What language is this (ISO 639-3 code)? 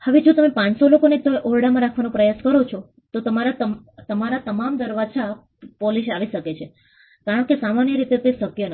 guj